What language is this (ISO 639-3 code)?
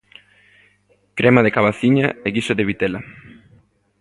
glg